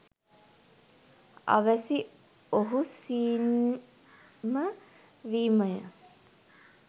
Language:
Sinhala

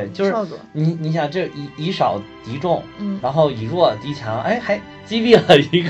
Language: Chinese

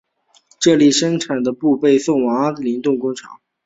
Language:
Chinese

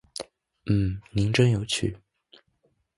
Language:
Chinese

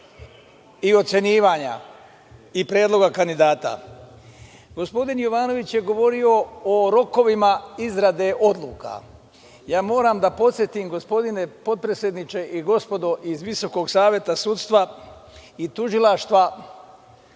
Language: Serbian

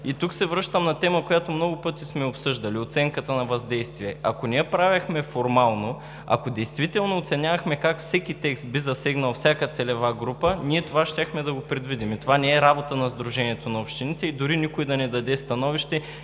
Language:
Bulgarian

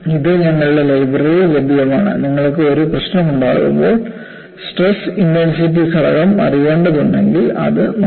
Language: Malayalam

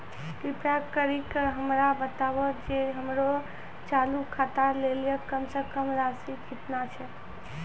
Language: Maithili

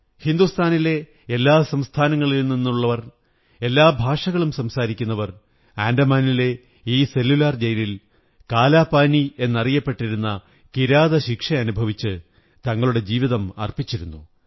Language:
Malayalam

